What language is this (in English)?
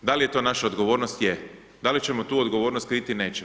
Croatian